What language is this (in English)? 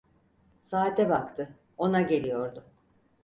Turkish